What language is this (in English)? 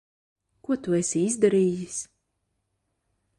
Latvian